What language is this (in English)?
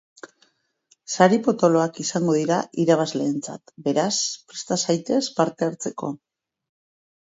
Basque